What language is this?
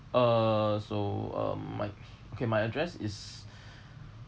English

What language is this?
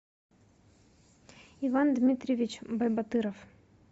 Russian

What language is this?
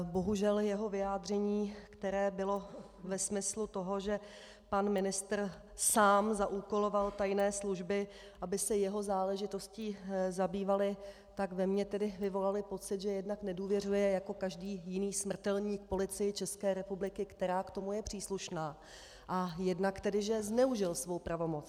Czech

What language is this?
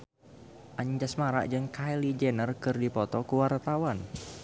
Sundanese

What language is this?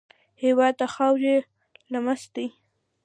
Pashto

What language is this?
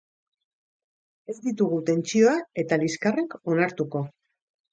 Basque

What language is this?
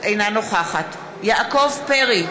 Hebrew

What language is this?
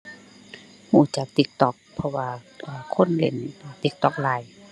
Thai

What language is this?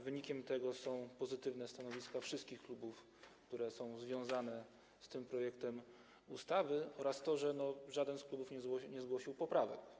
Polish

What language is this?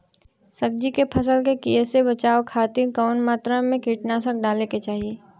Bhojpuri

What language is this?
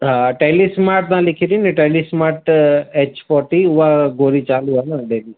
Sindhi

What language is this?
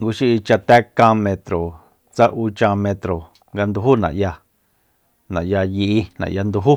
Soyaltepec Mazatec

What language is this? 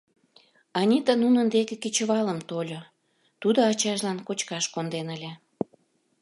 Mari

